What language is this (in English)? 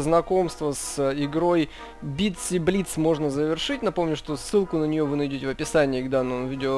Russian